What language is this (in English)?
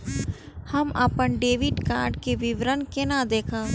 Maithili